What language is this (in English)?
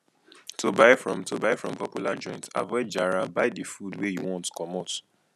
Nigerian Pidgin